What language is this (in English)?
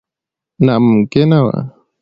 Pashto